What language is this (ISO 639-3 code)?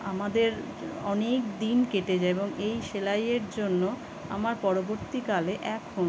ben